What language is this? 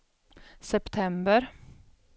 Swedish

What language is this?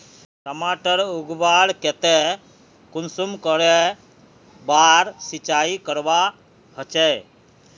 Magahi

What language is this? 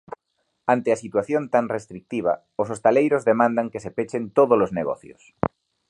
Galician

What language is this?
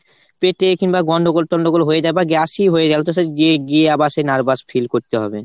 Bangla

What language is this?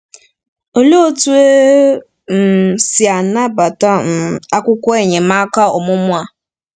Igbo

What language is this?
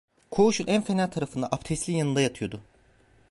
Turkish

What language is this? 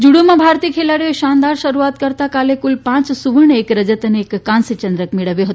Gujarati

